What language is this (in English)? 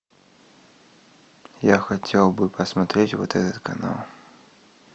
Russian